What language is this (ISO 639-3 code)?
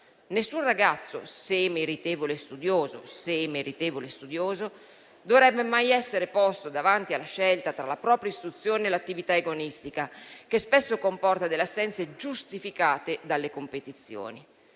ita